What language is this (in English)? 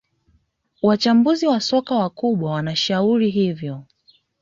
Swahili